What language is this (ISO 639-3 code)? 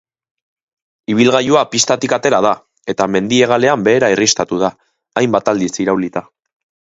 eus